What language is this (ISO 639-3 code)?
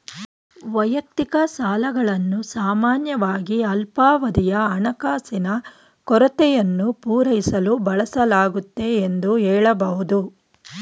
kan